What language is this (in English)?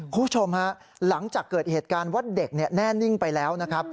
Thai